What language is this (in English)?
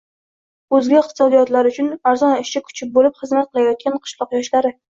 Uzbek